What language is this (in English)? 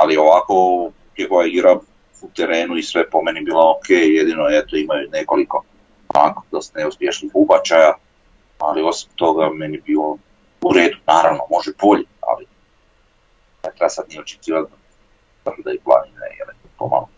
Croatian